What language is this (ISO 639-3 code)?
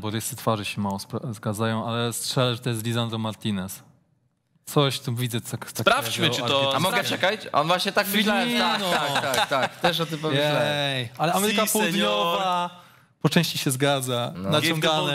pol